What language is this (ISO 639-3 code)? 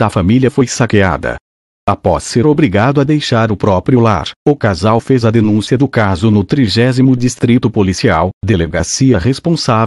por